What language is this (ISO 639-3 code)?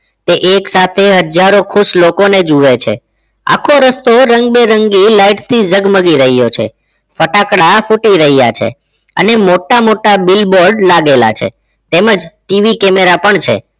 guj